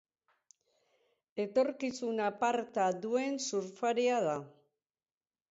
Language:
Basque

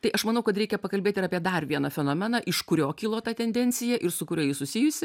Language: Lithuanian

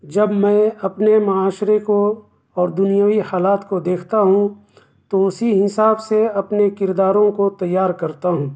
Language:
Urdu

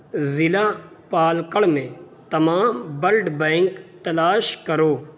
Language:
Urdu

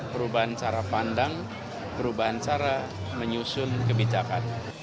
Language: Indonesian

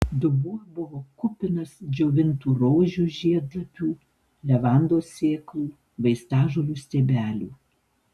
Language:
Lithuanian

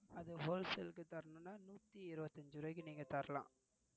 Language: Tamil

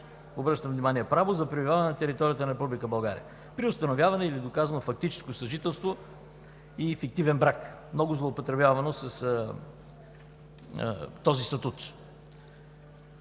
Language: Bulgarian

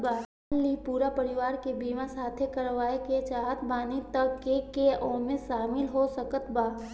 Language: Bhojpuri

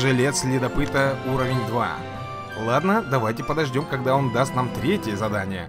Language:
Russian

